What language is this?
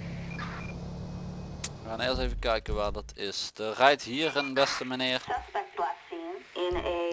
Dutch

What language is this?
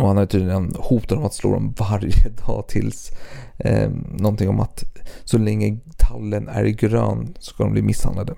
Swedish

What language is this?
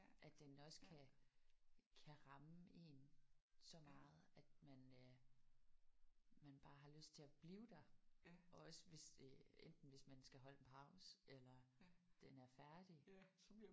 Danish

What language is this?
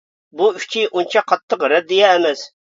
Uyghur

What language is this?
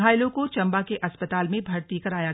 Hindi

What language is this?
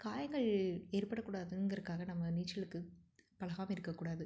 Tamil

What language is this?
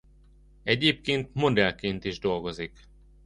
Hungarian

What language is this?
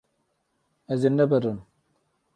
Kurdish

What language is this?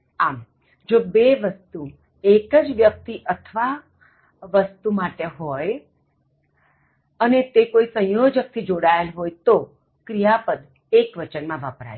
Gujarati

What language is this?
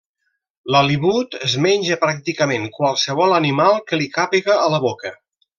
Catalan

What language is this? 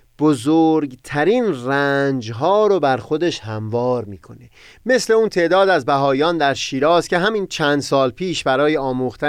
Persian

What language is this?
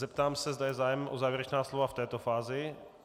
Czech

